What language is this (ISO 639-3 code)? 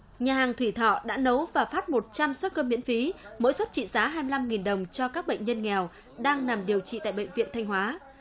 vie